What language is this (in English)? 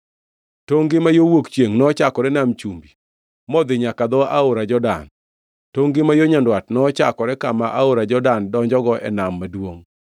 Luo (Kenya and Tanzania)